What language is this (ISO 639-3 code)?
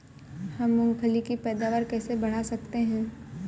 hin